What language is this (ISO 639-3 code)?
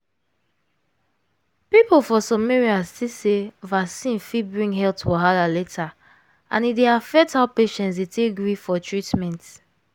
pcm